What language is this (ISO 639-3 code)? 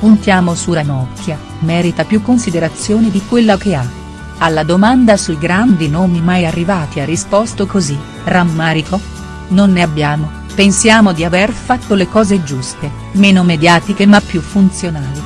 ita